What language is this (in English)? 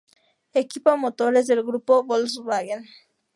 Spanish